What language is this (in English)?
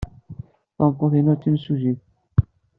Kabyle